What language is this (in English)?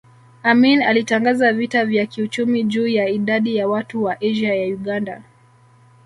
Swahili